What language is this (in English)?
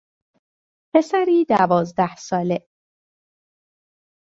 Persian